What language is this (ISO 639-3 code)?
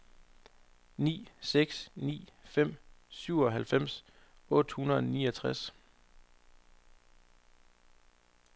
dan